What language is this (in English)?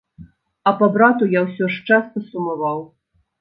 Belarusian